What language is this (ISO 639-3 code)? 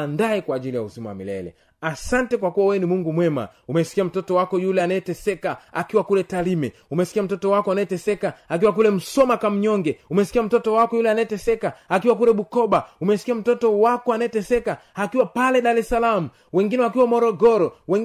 swa